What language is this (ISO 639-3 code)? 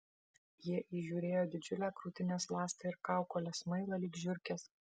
lit